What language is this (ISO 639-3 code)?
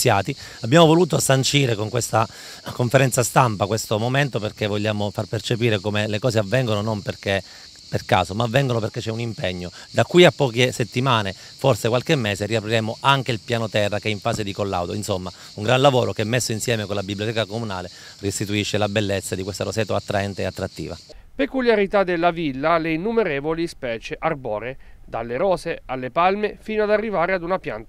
ita